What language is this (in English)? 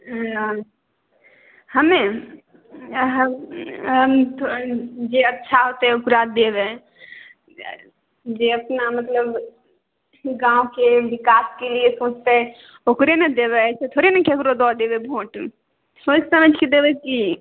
Maithili